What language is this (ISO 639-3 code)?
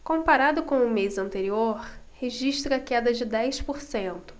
por